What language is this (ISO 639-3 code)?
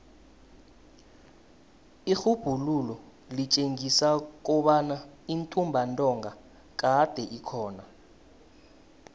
nbl